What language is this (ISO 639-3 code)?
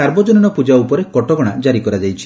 ori